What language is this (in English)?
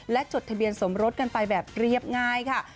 Thai